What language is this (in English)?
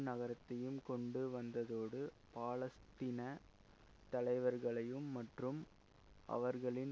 Tamil